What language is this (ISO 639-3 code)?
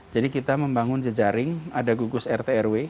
ind